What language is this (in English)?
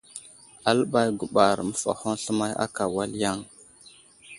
Wuzlam